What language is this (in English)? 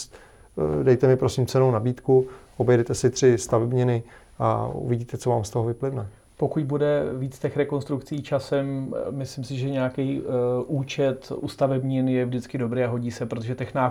Czech